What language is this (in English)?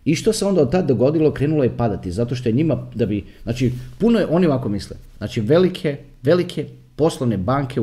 Croatian